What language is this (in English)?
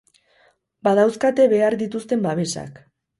Basque